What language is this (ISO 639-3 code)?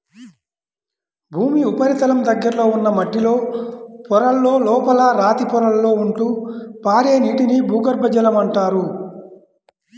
tel